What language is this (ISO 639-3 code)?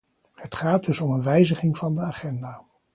nld